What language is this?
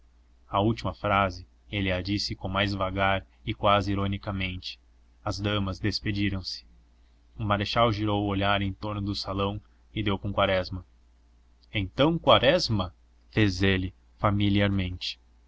Portuguese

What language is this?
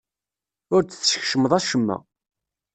Kabyle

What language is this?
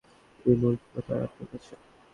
Bangla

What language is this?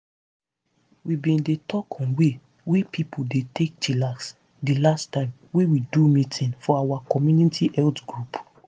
Nigerian Pidgin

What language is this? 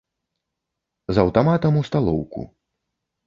Belarusian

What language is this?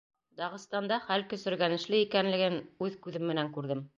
Bashkir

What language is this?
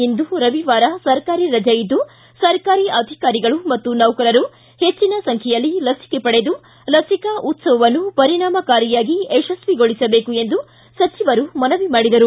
Kannada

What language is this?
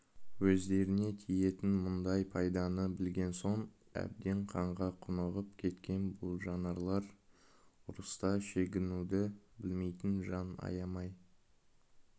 Kazakh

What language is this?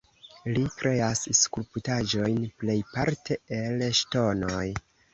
Esperanto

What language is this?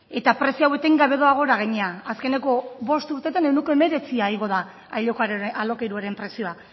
Basque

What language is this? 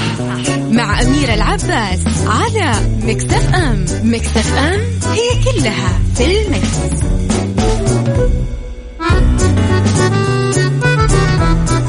Arabic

